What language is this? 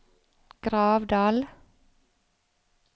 Norwegian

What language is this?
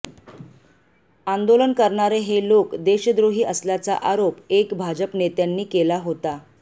Marathi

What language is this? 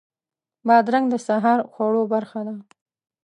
Pashto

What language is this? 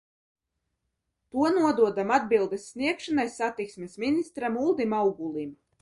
Latvian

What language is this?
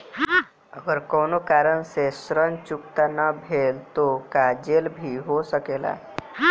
Bhojpuri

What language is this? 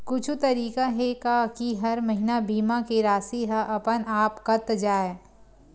Chhattisgarhi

